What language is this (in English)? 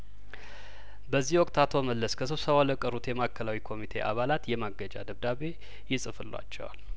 Amharic